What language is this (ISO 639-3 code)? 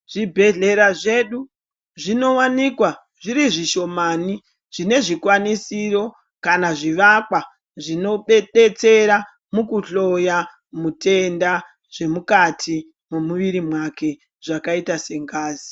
ndc